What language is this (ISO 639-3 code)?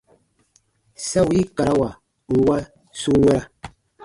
bba